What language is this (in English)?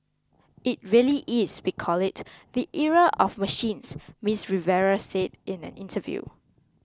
English